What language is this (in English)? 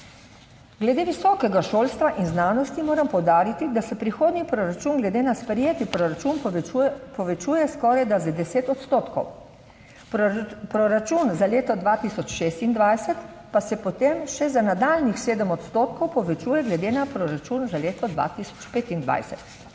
Slovenian